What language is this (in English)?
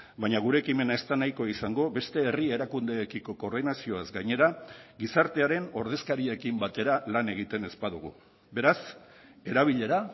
Basque